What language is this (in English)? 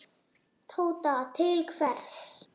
Icelandic